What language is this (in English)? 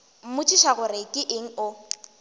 Northern Sotho